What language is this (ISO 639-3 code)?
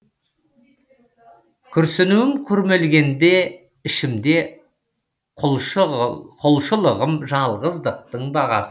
kaz